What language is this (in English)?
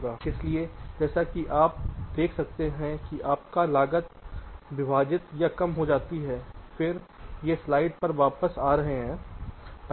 Hindi